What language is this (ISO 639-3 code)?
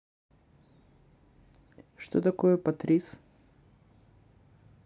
rus